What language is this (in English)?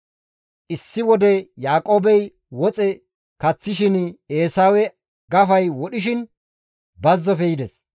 Gamo